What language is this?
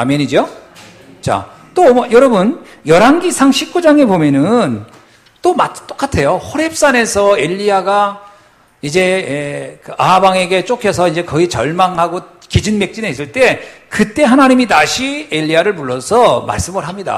Korean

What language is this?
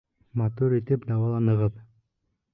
Bashkir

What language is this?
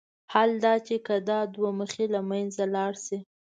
Pashto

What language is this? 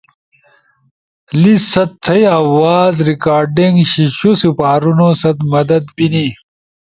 Ushojo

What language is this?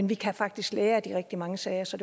Danish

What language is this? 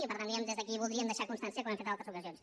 Catalan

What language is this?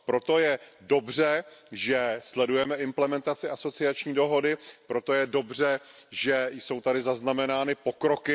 Czech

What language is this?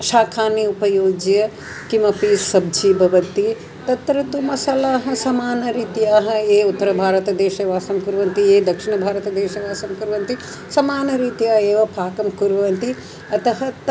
Sanskrit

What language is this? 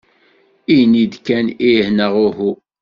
Kabyle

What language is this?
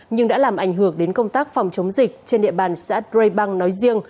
Vietnamese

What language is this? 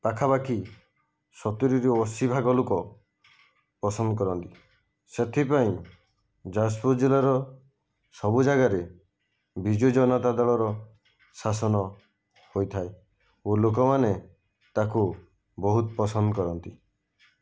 Odia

